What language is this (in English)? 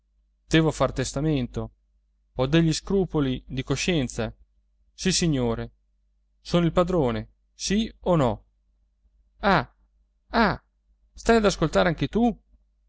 Italian